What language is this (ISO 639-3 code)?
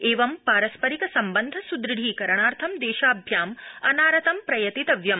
san